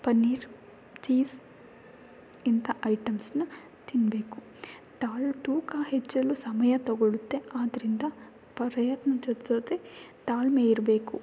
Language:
Kannada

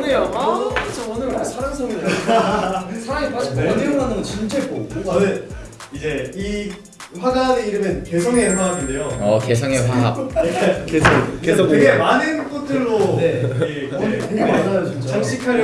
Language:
Korean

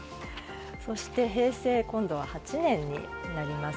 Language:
Japanese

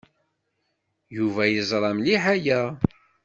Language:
Kabyle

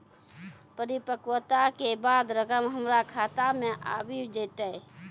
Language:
Maithili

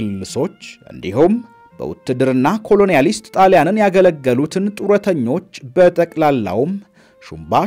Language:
Arabic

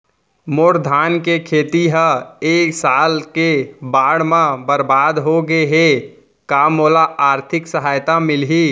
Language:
Chhattisgarhi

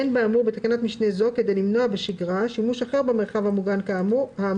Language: Hebrew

